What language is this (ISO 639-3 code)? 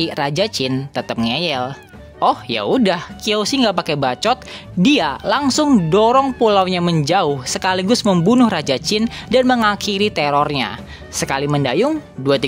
ind